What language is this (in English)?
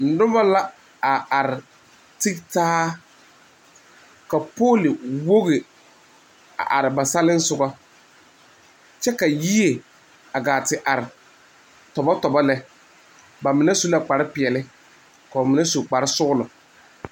Southern Dagaare